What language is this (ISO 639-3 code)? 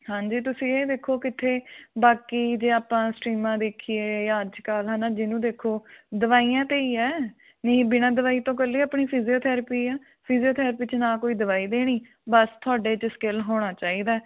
pan